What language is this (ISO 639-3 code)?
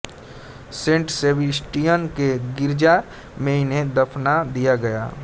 hin